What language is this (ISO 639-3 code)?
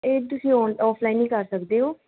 pan